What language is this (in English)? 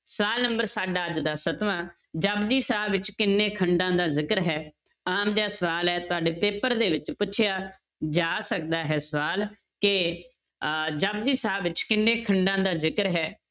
Punjabi